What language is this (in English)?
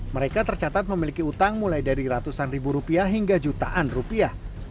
Indonesian